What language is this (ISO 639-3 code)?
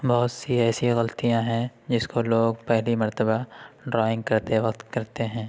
urd